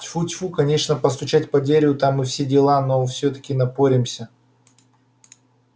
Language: Russian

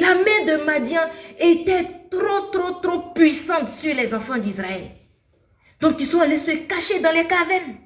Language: French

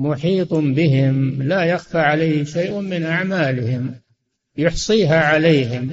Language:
Arabic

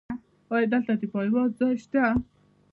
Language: Pashto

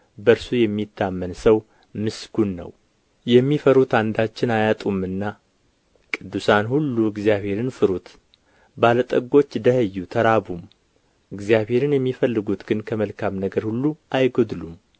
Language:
Amharic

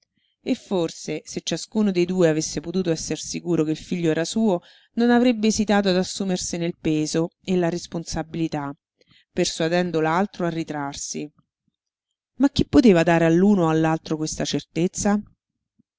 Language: Italian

